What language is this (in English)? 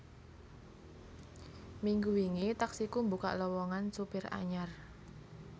Javanese